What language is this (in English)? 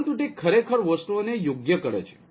Gujarati